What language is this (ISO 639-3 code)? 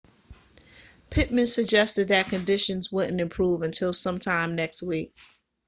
eng